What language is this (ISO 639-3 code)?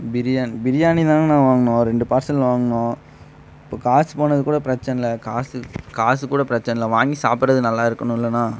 tam